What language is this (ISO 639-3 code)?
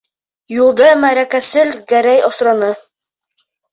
bak